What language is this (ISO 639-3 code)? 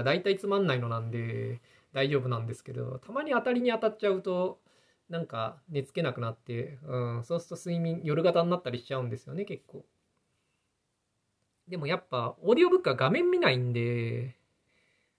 jpn